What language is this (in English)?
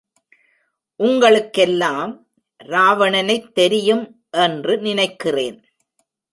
Tamil